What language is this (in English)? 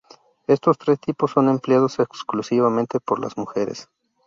Spanish